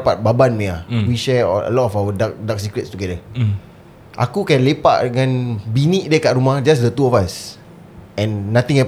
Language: Malay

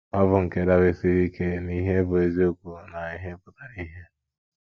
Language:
Igbo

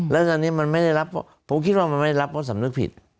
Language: Thai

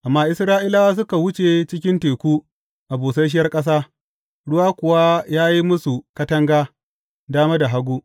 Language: Hausa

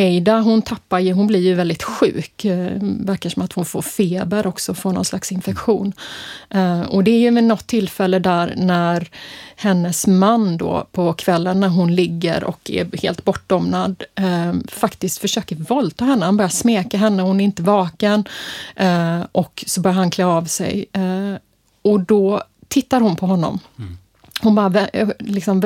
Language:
Swedish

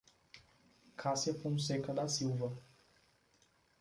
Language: Portuguese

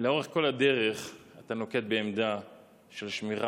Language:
Hebrew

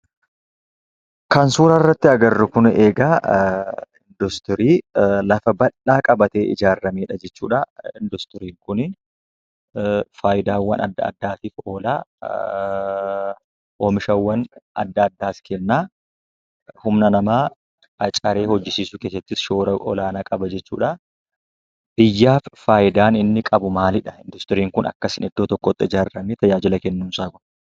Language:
Oromo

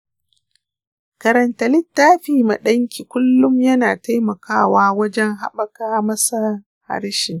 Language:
Hausa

